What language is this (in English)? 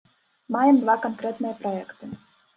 Belarusian